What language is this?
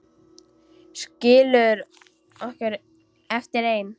Icelandic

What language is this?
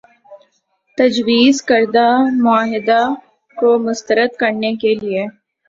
Urdu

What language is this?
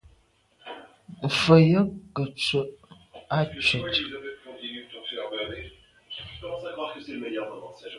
Medumba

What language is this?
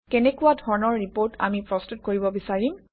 Assamese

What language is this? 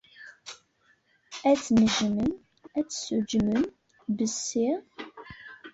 Kabyle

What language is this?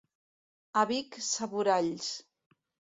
Catalan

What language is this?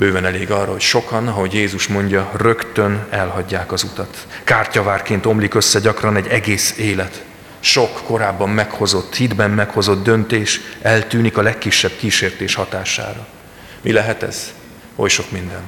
Hungarian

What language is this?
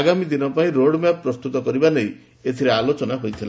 Odia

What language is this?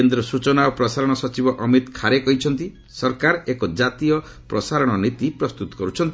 Odia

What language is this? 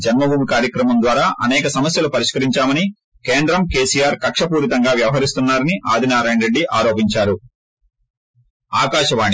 Telugu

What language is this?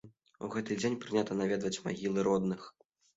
Belarusian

